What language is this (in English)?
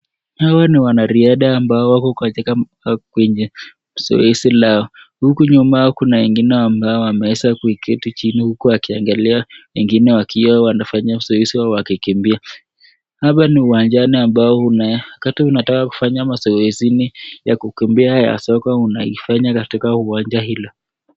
Swahili